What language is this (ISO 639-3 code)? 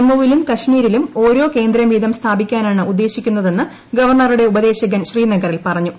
mal